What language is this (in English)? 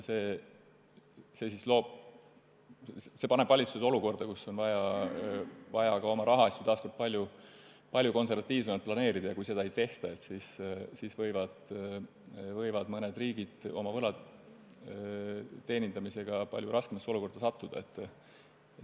Estonian